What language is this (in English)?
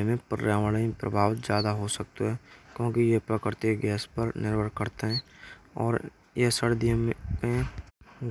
Braj